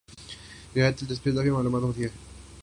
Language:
Urdu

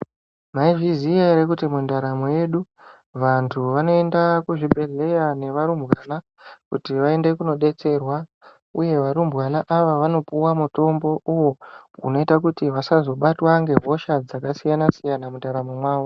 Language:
Ndau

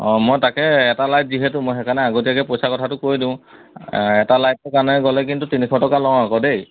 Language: Assamese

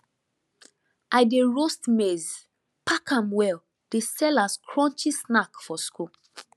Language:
Nigerian Pidgin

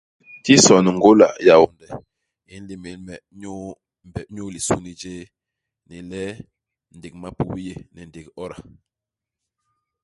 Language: Basaa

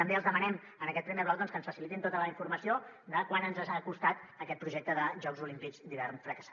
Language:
Catalan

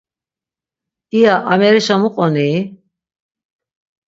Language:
Laz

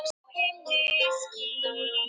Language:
Icelandic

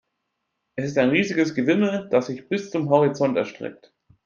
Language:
German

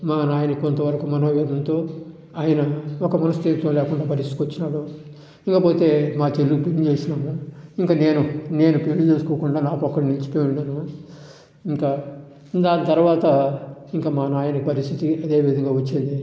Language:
Telugu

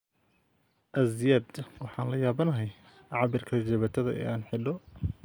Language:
Somali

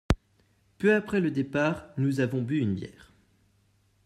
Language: French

